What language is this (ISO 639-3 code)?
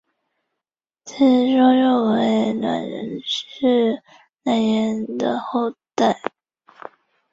zho